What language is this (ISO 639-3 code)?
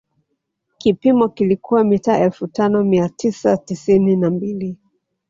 swa